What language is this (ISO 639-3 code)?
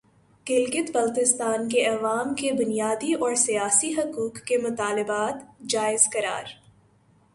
urd